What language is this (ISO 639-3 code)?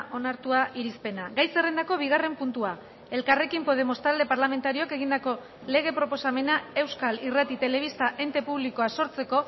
eus